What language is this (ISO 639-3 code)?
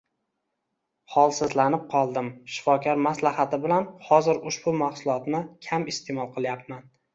uzb